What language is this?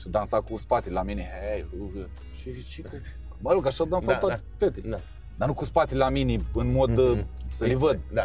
Romanian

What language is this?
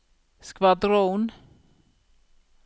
Norwegian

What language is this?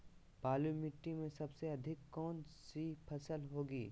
Magahi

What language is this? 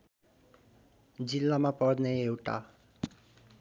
Nepali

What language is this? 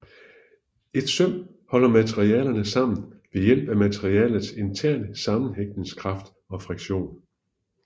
Danish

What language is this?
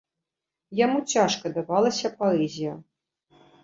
Belarusian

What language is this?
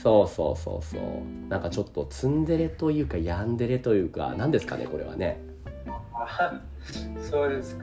Japanese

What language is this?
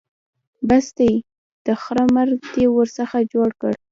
Pashto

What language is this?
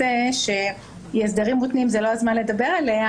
Hebrew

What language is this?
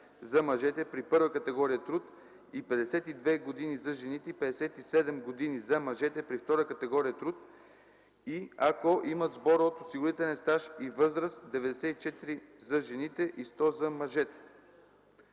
Bulgarian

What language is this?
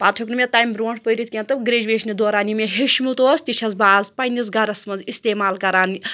Kashmiri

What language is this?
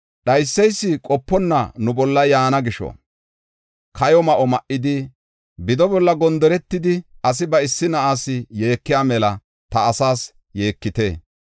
Gofa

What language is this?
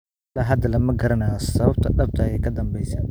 Somali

